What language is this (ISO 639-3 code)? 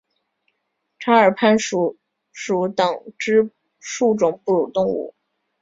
zho